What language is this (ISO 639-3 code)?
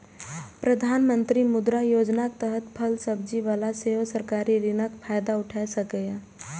mai